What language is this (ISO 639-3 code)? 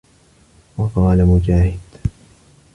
ara